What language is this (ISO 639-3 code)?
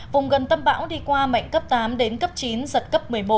vie